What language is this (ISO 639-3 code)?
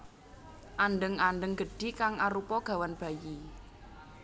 jav